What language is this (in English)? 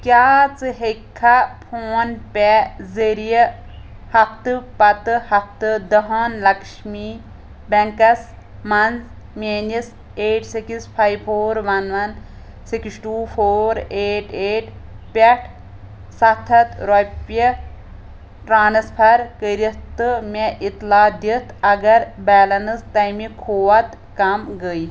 Kashmiri